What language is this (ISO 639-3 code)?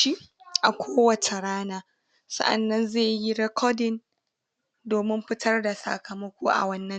hau